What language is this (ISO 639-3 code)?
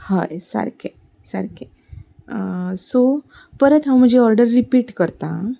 kok